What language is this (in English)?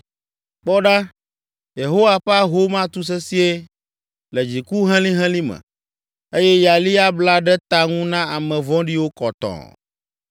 Ewe